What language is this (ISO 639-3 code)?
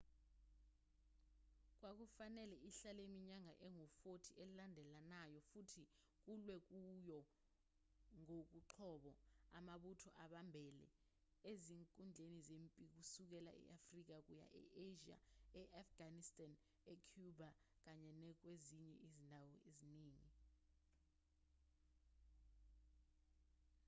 zul